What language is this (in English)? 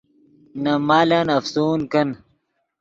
Yidgha